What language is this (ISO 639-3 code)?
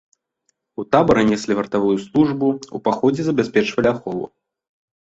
bel